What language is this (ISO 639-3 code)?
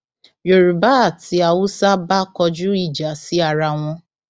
yor